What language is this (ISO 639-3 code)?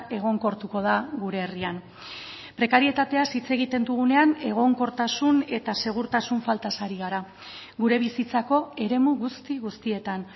eus